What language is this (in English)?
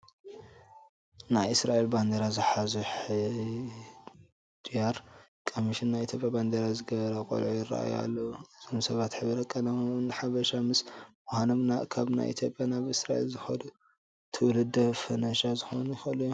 Tigrinya